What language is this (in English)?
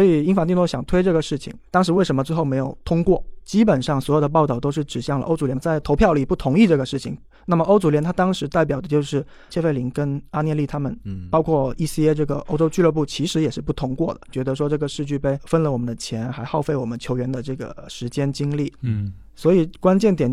Chinese